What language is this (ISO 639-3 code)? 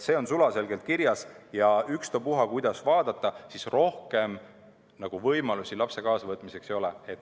est